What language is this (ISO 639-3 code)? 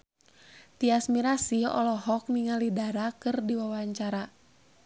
sun